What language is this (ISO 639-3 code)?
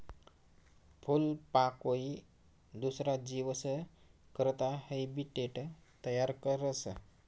mar